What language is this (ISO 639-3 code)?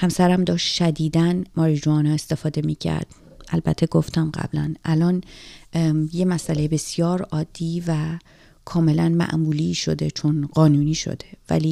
fas